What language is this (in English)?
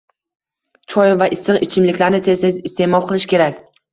Uzbek